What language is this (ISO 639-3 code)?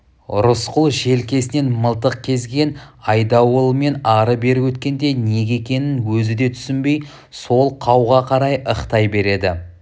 kaz